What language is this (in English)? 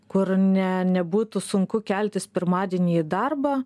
Lithuanian